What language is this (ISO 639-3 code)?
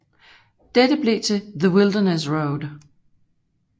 dan